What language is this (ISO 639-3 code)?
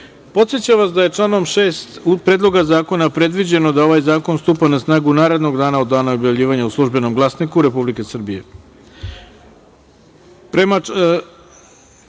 srp